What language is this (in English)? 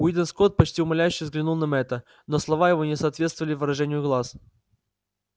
Russian